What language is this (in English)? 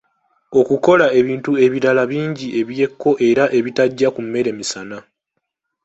Ganda